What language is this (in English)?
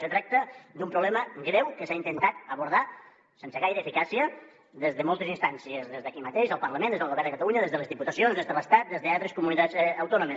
Catalan